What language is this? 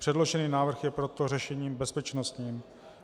Czech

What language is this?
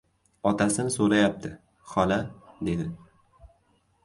Uzbek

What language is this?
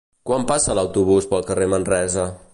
Catalan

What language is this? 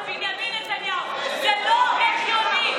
Hebrew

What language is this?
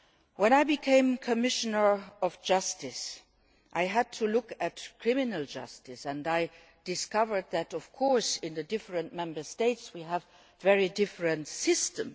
English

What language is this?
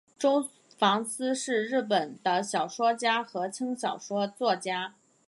Chinese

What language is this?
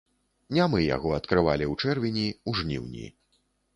Belarusian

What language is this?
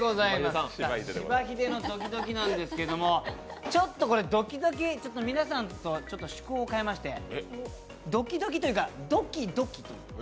Japanese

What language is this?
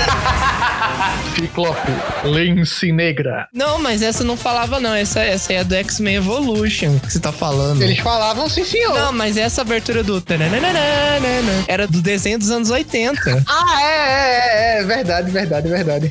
Portuguese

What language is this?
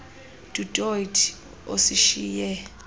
Xhosa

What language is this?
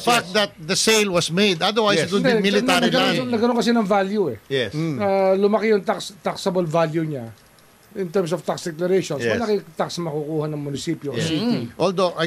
Filipino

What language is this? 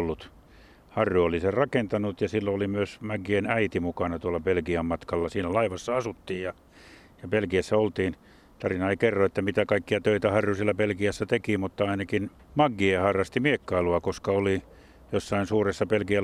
Finnish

